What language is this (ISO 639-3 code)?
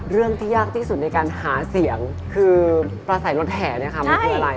tha